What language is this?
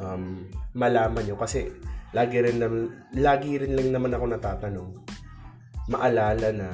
Filipino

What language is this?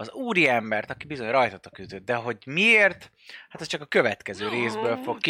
Hungarian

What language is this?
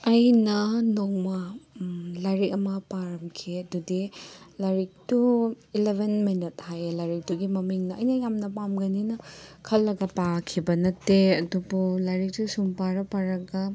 Manipuri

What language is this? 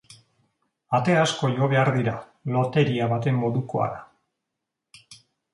Basque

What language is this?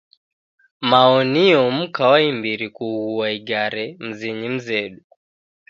Taita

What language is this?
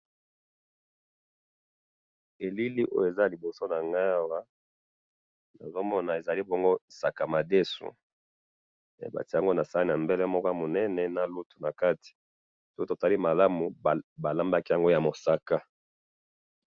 Lingala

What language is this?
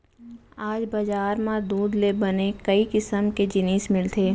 Chhattisgarhi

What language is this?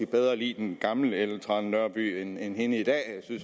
Danish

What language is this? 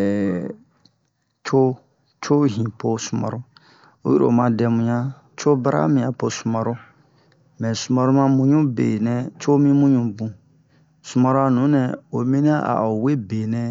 Bomu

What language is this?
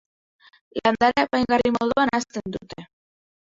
Basque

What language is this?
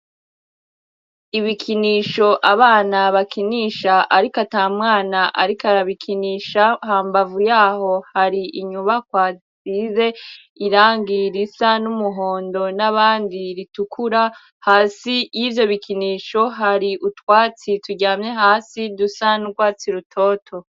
Rundi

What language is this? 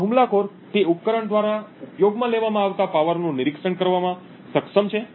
Gujarati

